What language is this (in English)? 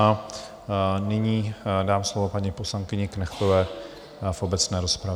Czech